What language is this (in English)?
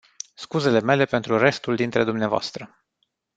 Romanian